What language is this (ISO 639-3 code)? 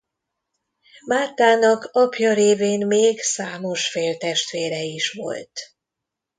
hun